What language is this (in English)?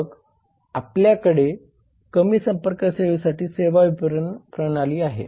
Marathi